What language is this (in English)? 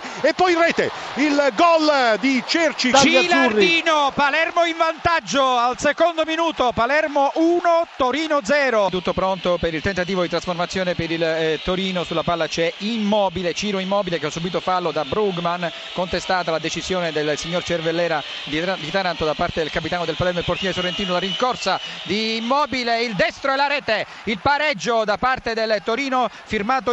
Italian